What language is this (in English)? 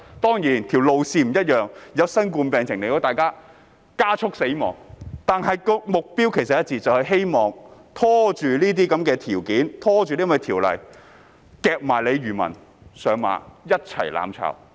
Cantonese